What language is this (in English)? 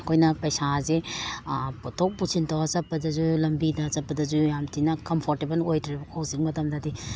Manipuri